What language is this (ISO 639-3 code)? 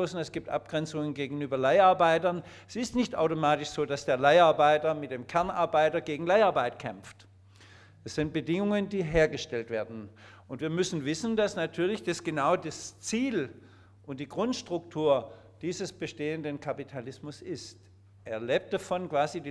deu